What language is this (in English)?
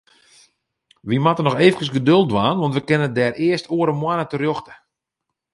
Western Frisian